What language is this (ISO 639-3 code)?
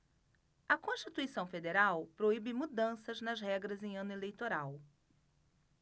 por